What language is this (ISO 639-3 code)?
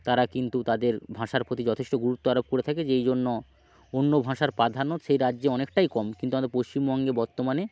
ben